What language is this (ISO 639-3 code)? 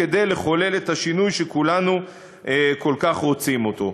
heb